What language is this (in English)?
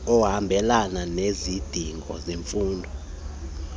Xhosa